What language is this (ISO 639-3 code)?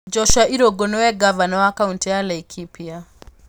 kik